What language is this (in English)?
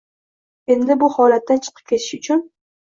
Uzbek